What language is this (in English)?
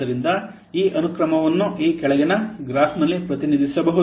Kannada